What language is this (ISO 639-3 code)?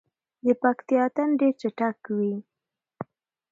pus